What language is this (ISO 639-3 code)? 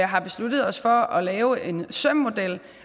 dan